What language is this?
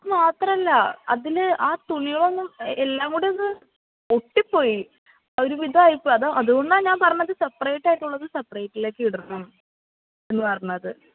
Malayalam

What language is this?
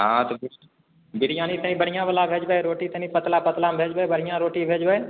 Maithili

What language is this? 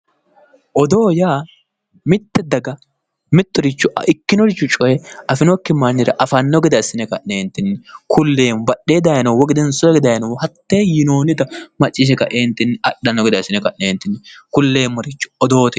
Sidamo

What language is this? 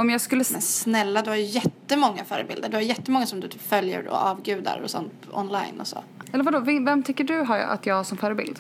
Swedish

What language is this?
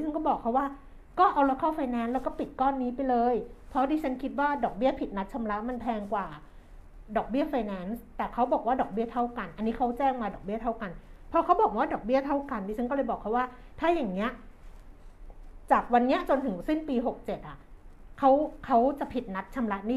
Thai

